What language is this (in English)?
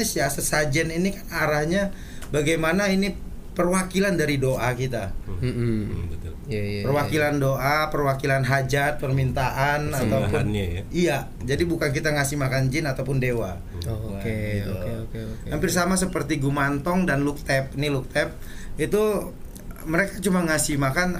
Indonesian